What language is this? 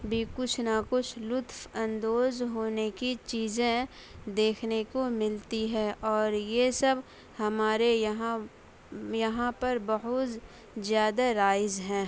Urdu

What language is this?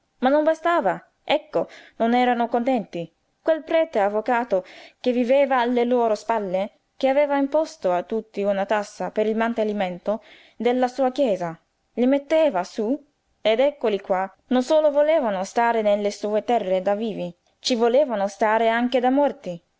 Italian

